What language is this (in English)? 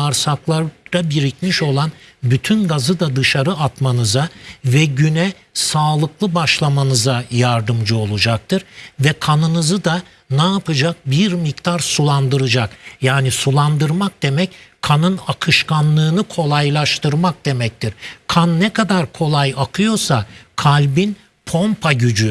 Turkish